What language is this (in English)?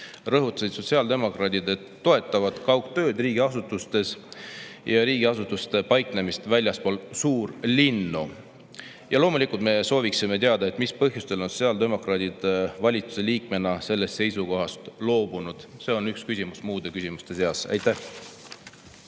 Estonian